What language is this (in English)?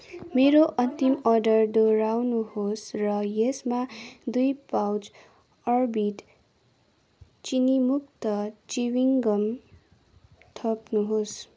Nepali